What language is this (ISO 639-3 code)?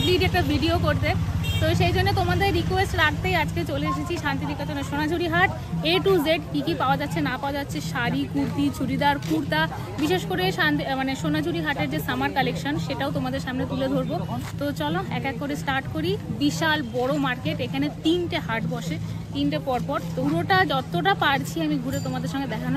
ben